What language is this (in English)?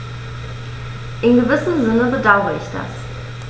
German